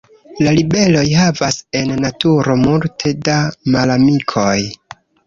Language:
Esperanto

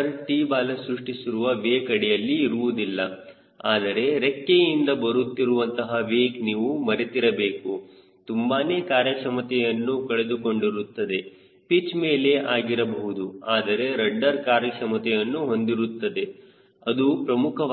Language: Kannada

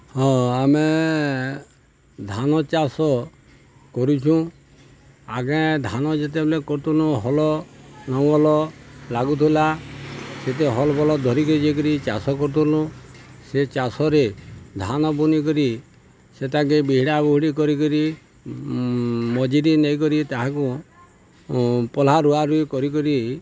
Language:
Odia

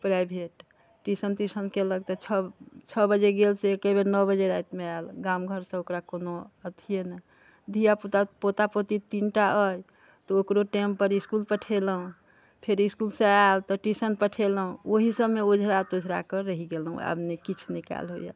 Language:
Maithili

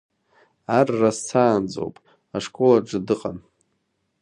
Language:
Abkhazian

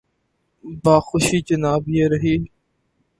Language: Urdu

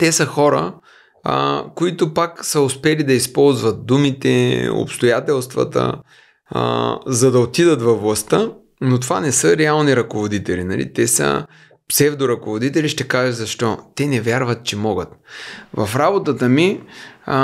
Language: Bulgarian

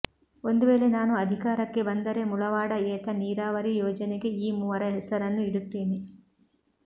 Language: Kannada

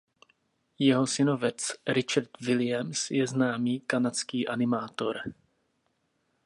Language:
Czech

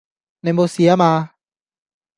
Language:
Cantonese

